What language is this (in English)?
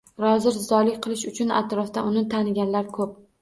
Uzbek